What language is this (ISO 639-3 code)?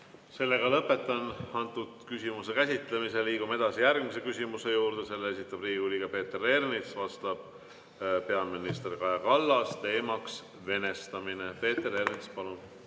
est